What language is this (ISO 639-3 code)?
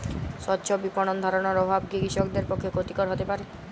ben